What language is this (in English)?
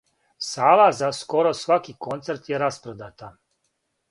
Serbian